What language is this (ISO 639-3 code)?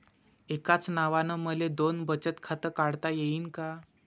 mar